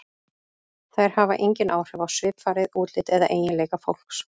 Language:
Icelandic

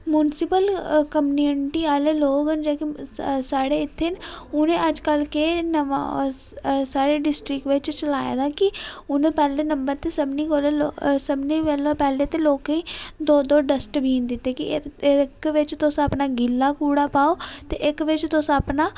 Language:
Dogri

